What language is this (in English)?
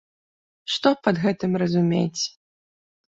Belarusian